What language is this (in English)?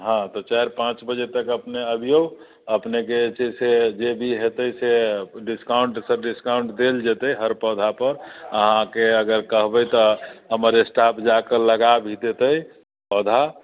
Maithili